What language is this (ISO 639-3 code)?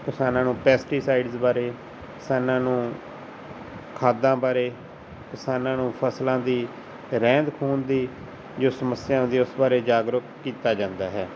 pan